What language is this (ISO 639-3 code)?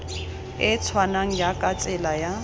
tsn